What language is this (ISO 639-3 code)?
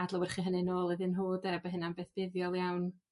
cym